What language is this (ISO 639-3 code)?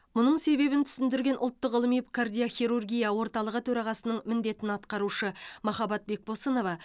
kaz